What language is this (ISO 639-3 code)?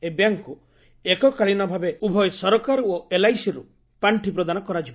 ori